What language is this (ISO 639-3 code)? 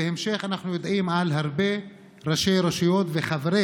heb